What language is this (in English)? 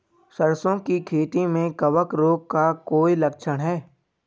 Hindi